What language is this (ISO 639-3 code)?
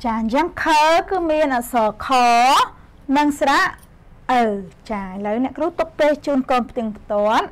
vie